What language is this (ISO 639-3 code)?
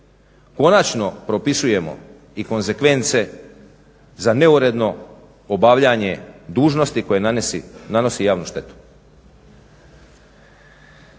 hrv